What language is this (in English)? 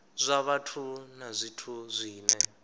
Venda